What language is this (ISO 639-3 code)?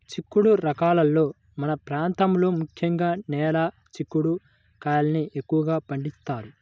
tel